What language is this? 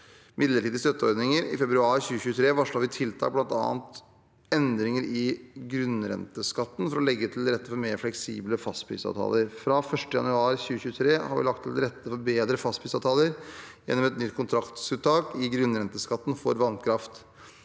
Norwegian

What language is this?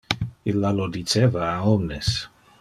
Interlingua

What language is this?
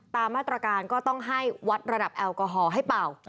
Thai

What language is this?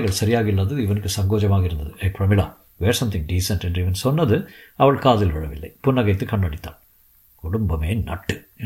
Tamil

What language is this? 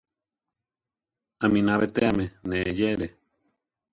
Central Tarahumara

